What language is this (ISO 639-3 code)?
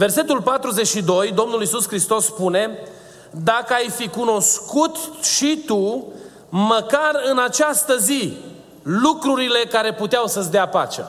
ron